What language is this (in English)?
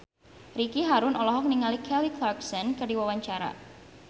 Sundanese